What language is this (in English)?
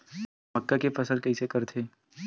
Chhattisgarhi